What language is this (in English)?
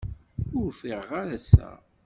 Kabyle